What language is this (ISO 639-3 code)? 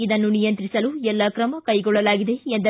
kan